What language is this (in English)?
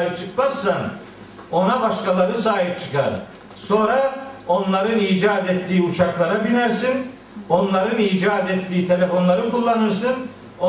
Turkish